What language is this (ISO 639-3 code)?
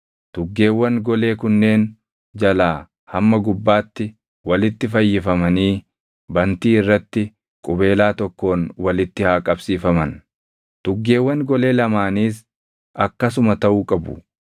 orm